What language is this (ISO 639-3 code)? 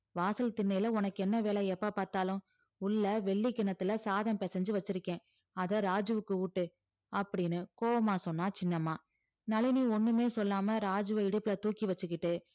tam